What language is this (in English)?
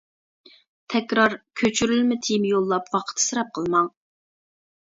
Uyghur